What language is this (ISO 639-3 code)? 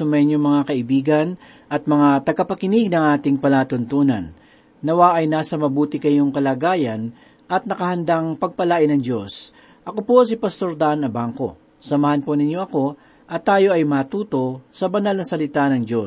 fil